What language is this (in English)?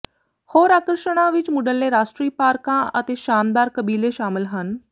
Punjabi